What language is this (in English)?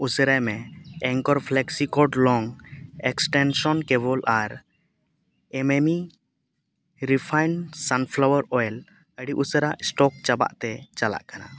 Santali